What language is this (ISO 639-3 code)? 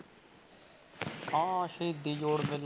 pan